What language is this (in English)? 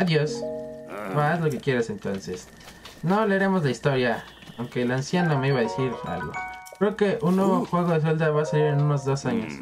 Spanish